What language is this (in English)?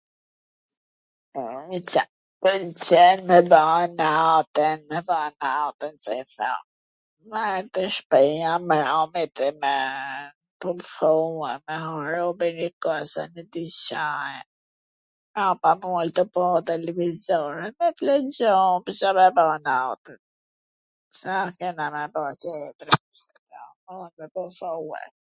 Gheg Albanian